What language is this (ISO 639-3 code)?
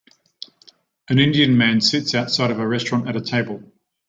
eng